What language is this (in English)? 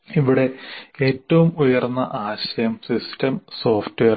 Malayalam